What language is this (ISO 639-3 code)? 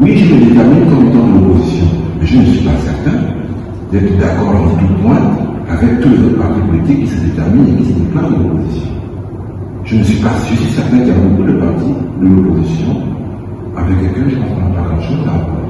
fra